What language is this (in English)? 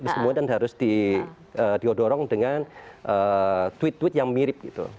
Indonesian